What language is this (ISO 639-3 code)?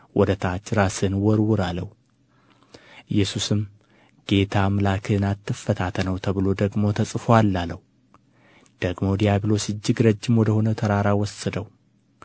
amh